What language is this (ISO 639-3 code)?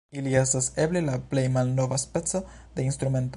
epo